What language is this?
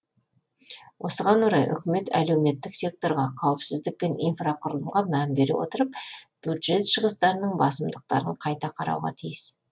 Kazakh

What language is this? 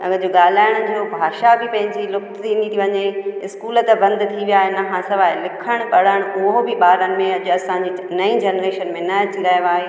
Sindhi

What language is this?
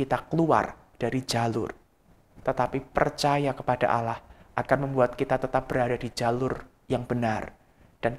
Indonesian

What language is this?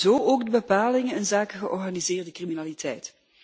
Dutch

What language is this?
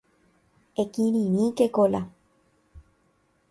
Guarani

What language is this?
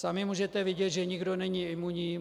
Czech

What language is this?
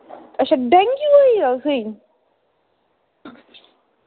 Dogri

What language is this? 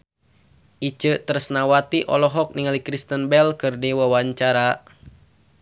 Sundanese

